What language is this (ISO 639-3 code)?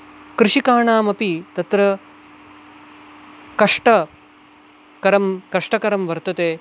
san